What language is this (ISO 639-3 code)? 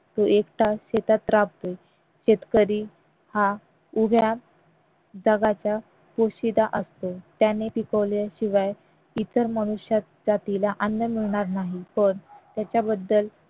mar